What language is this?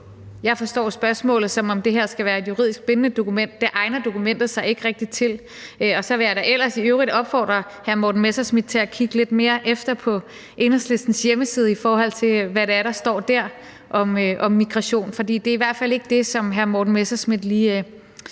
Danish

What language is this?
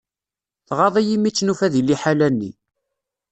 Kabyle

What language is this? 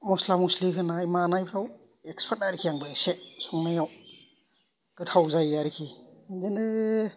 Bodo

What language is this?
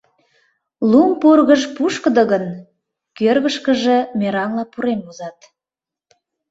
Mari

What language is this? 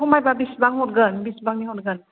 Bodo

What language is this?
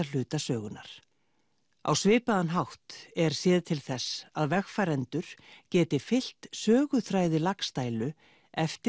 Icelandic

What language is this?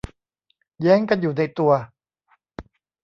Thai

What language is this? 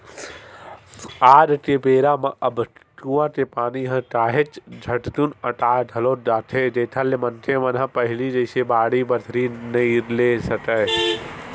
Chhattisgarhi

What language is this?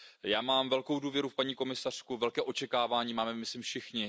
Czech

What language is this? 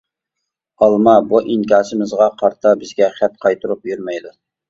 Uyghur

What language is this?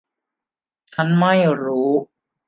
Thai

